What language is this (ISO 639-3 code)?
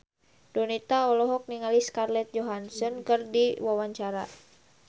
sun